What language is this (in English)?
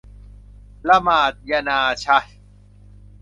Thai